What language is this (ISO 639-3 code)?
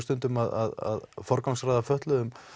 isl